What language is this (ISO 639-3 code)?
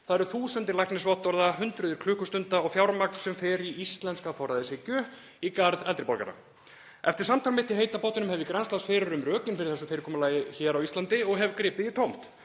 isl